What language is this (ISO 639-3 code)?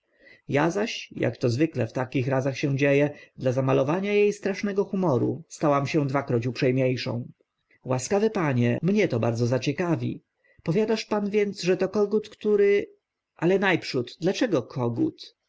pol